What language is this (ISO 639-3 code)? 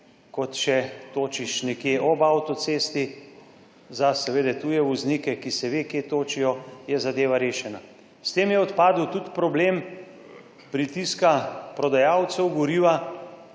slv